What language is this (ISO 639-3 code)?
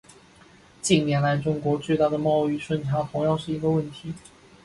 zho